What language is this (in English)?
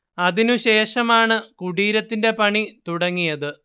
Malayalam